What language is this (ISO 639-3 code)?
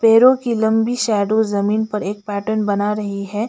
hin